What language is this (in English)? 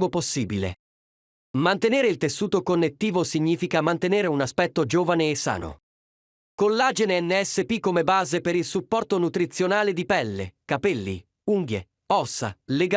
Italian